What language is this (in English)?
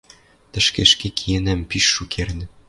Western Mari